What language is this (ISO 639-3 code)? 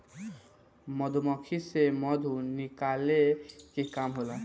bho